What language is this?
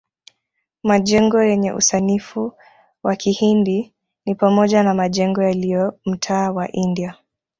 Swahili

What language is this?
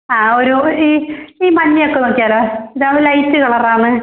Malayalam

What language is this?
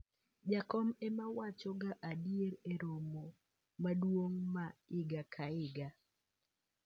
Luo (Kenya and Tanzania)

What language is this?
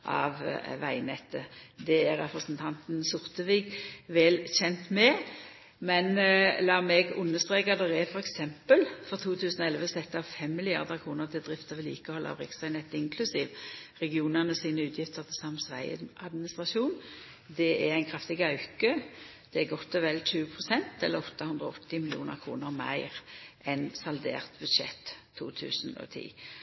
Norwegian Nynorsk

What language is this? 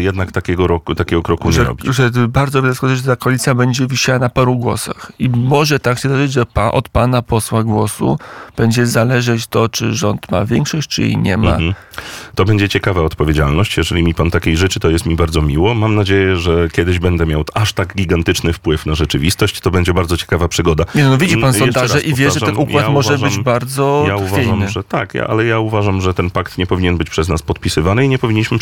Polish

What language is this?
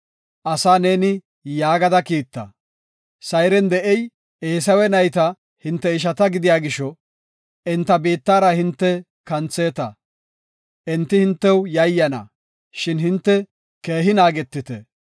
Gofa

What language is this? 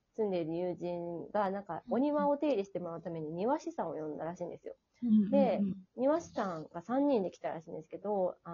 Japanese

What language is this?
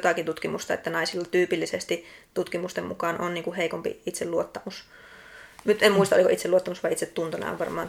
Finnish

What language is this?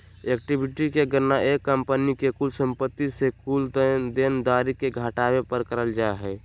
Magahi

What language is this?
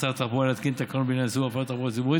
Hebrew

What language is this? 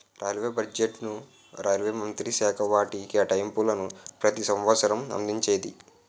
Telugu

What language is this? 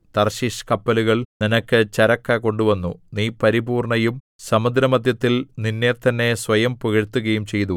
Malayalam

